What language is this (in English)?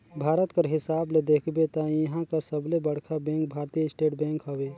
Chhattisgarhi